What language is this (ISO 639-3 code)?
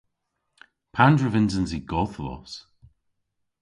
cor